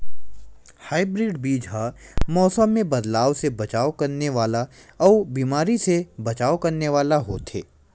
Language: Chhattisgarhi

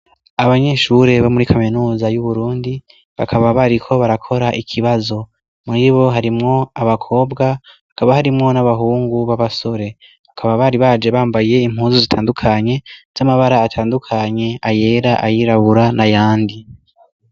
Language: Rundi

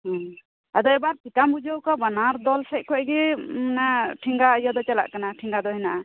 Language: Santali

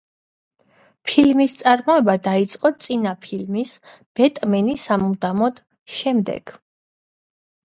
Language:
Georgian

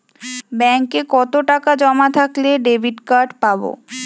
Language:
Bangla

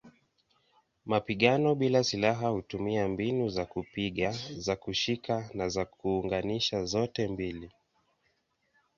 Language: Swahili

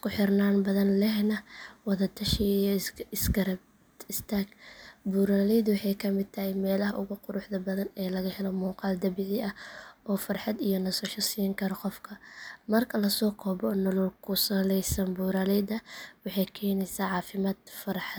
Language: Somali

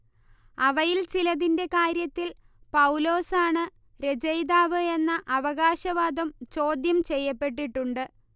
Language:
Malayalam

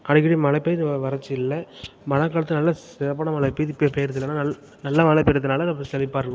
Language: Tamil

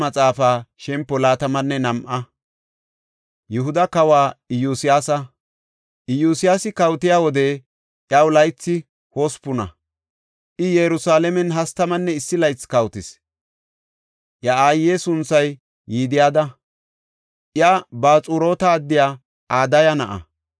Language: Gofa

